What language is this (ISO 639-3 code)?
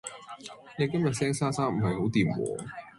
yue